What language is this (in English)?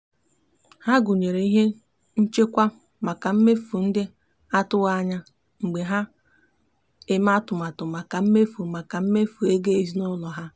Igbo